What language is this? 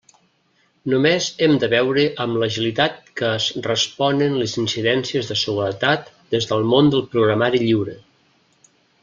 Catalan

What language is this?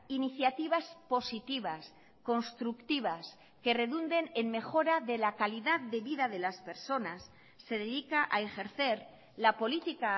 Spanish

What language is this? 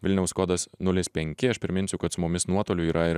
Lithuanian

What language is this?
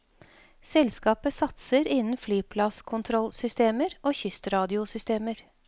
Norwegian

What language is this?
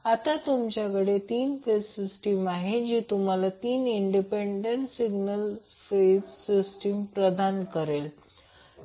Marathi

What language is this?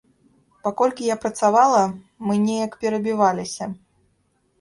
Belarusian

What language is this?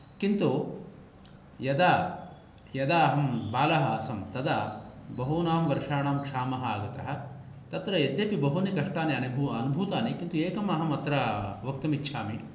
Sanskrit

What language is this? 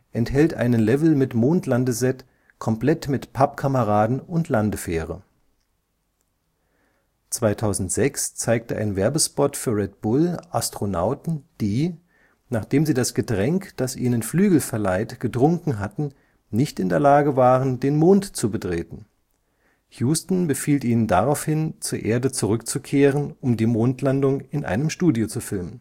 German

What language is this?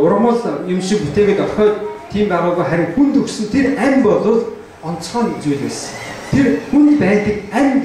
Turkish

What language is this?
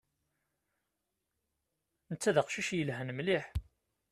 Kabyle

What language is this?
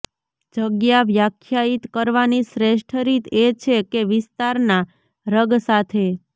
Gujarati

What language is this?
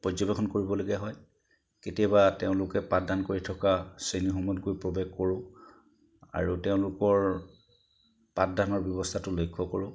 Assamese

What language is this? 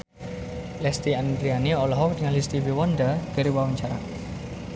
Sundanese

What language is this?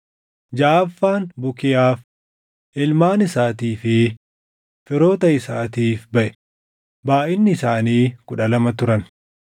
Oromo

